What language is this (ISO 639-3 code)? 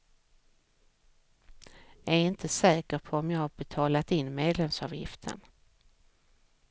swe